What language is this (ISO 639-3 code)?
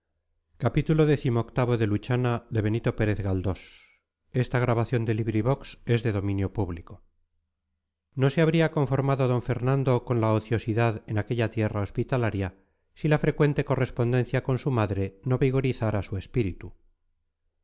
spa